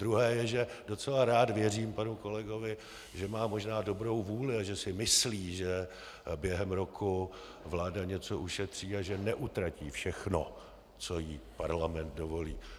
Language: Czech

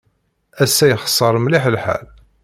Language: Kabyle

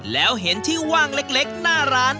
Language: Thai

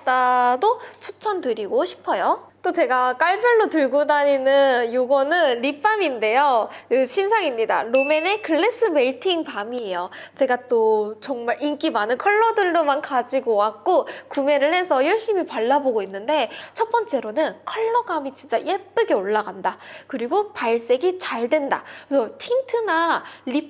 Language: Korean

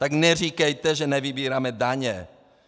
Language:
Czech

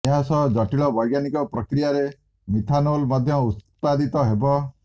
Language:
Odia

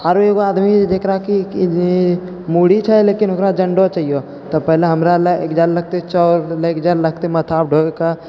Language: Maithili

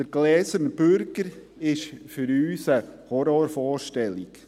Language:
Swiss German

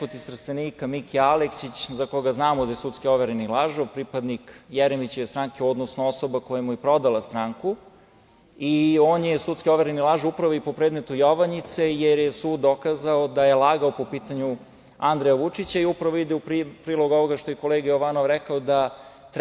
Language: Serbian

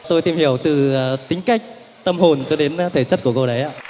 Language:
Vietnamese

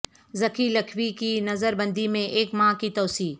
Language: Urdu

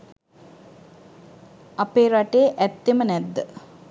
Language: Sinhala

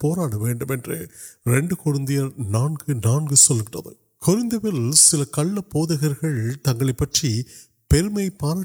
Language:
Urdu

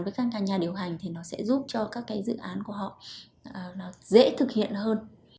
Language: Vietnamese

